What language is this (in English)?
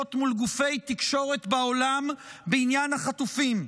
Hebrew